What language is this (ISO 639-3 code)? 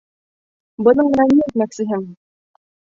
bak